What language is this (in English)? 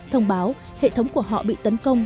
Vietnamese